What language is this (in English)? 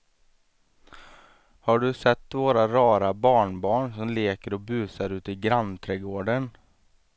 Swedish